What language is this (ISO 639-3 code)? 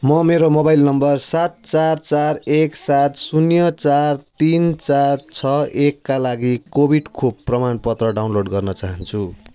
nep